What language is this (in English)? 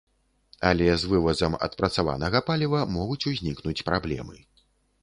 Belarusian